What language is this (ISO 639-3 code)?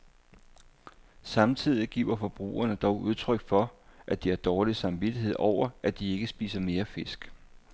dan